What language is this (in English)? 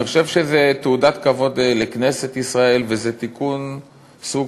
Hebrew